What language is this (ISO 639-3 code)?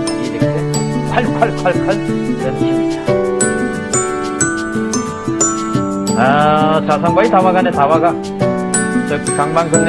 kor